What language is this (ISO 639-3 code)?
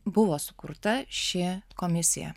lit